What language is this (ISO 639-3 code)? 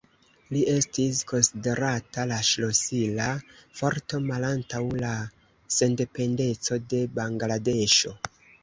epo